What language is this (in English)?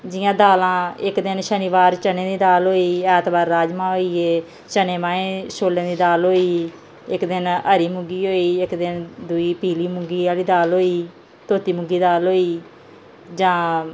Dogri